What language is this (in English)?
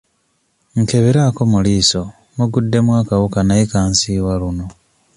Ganda